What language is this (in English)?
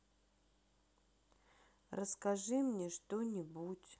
Russian